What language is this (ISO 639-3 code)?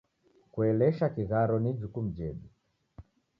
dav